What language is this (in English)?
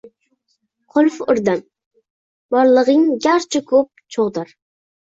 Uzbek